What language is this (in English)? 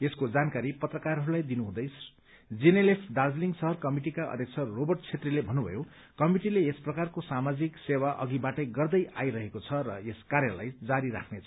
Nepali